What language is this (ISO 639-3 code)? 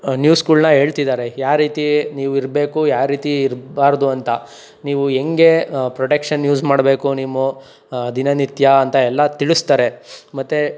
kan